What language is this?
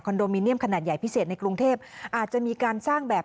Thai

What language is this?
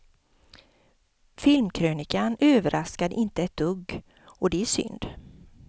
Swedish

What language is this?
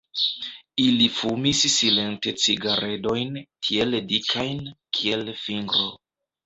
Esperanto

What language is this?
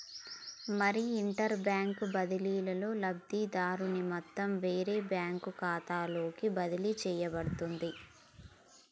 Telugu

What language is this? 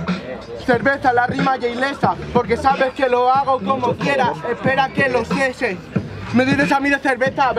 Spanish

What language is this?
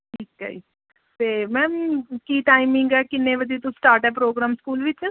Punjabi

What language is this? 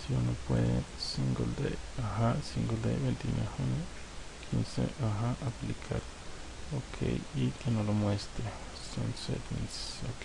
Spanish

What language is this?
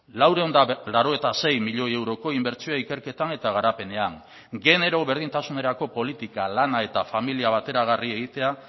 Basque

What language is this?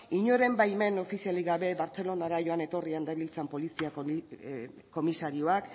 Basque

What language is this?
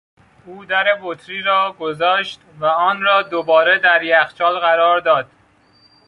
Persian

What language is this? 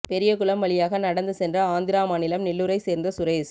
Tamil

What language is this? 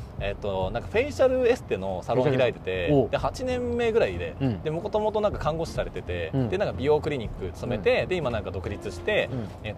Japanese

